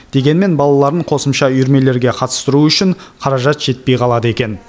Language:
Kazakh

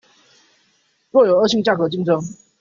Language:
Chinese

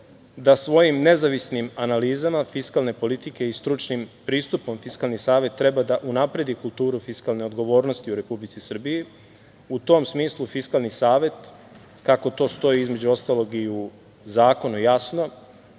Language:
Serbian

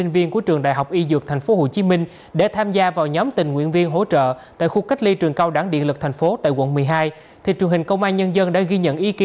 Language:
Vietnamese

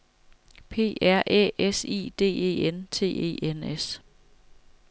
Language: Danish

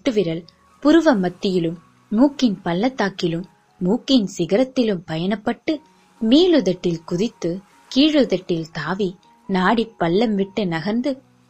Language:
Tamil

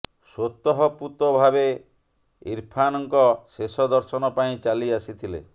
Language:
Odia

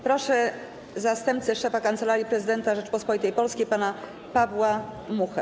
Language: Polish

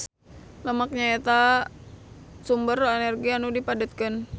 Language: Sundanese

